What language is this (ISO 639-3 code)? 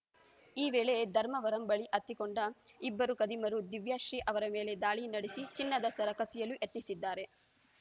kan